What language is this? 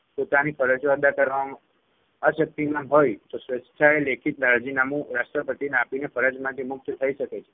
Gujarati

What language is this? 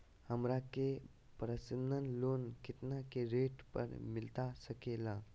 Magahi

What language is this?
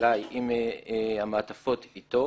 Hebrew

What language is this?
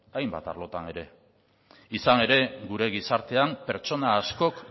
Basque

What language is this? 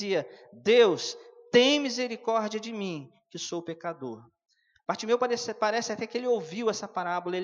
Portuguese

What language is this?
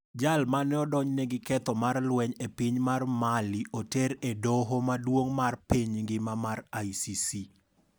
Luo (Kenya and Tanzania)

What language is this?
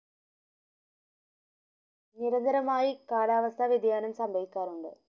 Malayalam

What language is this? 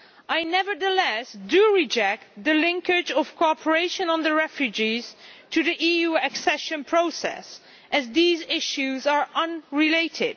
English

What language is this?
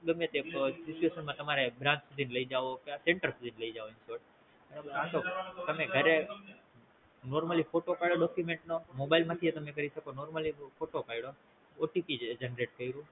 Gujarati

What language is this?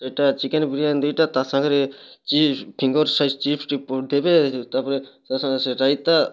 Odia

